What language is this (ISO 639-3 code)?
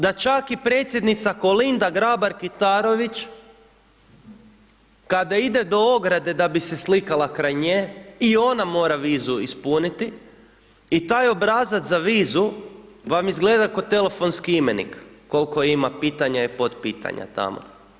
hrv